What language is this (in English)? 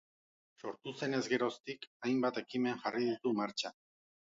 Basque